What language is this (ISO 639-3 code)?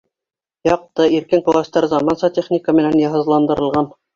bak